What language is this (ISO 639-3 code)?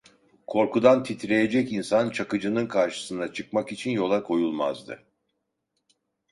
tur